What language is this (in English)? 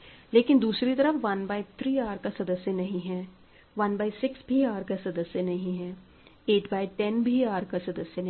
Hindi